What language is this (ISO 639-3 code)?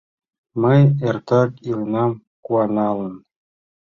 chm